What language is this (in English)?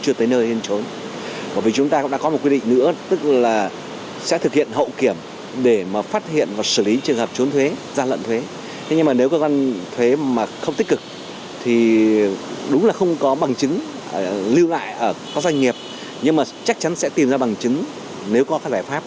Vietnamese